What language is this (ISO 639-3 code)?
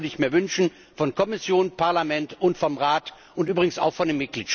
deu